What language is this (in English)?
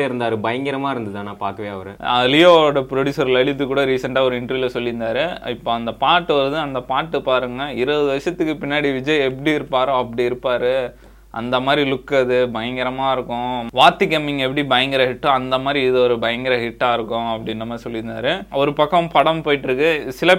Tamil